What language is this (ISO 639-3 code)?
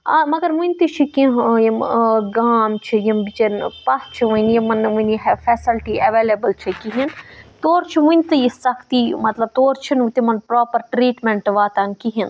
kas